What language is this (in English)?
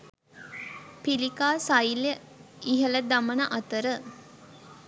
Sinhala